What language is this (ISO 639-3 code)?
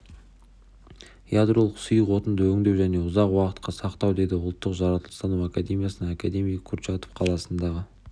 kaz